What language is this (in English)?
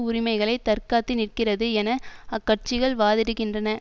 Tamil